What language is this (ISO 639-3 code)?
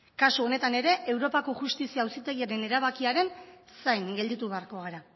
eus